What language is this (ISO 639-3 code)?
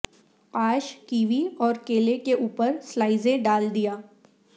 urd